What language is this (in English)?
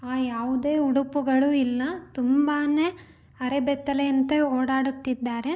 Kannada